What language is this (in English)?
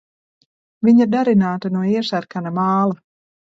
Latvian